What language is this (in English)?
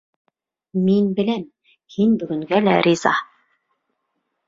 Bashkir